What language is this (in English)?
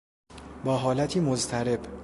Persian